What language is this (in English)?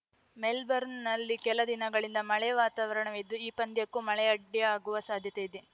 Kannada